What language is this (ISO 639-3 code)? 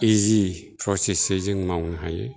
brx